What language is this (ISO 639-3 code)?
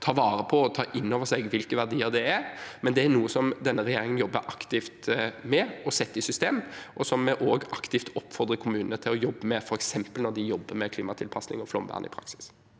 nor